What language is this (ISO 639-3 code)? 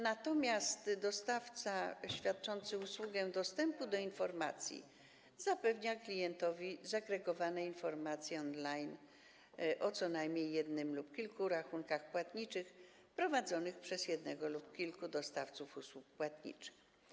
pol